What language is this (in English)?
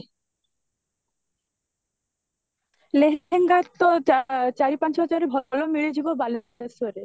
Odia